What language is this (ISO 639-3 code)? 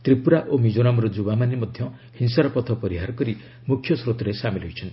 ori